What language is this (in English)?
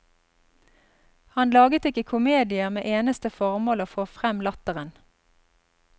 Norwegian